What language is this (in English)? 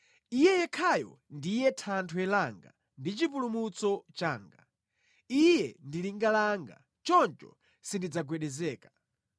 Nyanja